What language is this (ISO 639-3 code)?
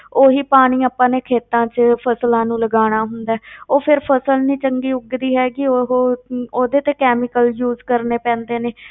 pan